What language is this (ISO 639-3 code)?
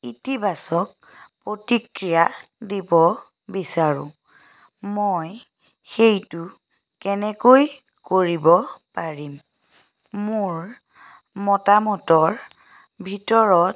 asm